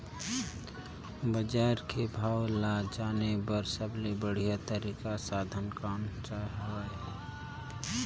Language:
Chhattisgarhi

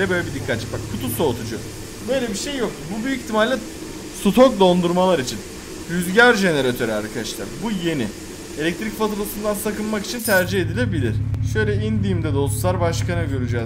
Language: Turkish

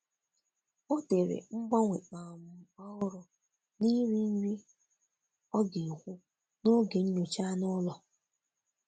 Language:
Igbo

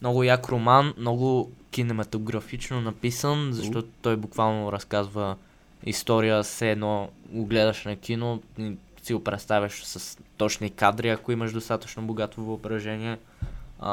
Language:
Bulgarian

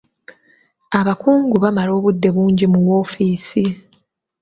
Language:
Ganda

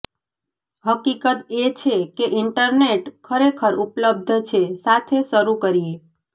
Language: Gujarati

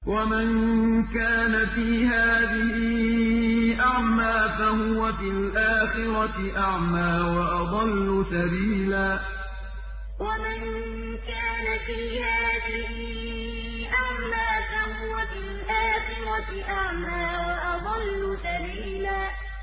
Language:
Arabic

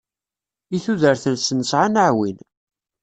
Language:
Kabyle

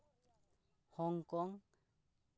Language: Santali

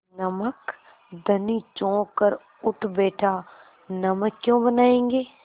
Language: Hindi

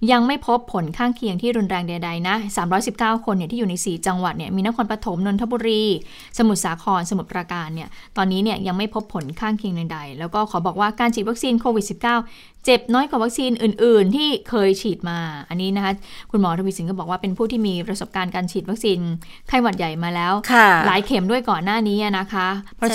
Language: Thai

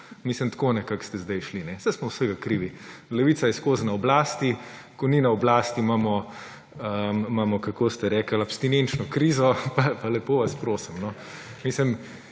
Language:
Slovenian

